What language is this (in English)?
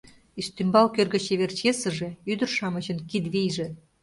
Mari